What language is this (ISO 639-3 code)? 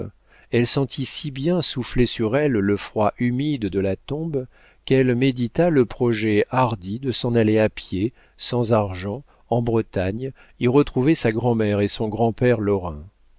fra